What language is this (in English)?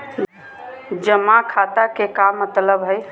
Magahi